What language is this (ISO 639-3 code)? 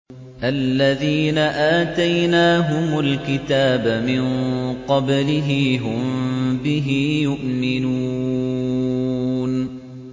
ara